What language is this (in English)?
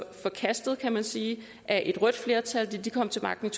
Danish